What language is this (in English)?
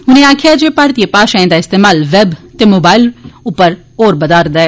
Dogri